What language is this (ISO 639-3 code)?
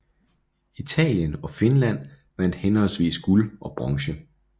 dan